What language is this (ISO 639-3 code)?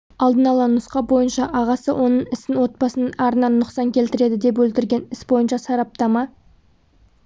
kaz